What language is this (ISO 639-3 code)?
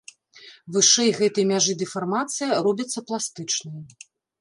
bel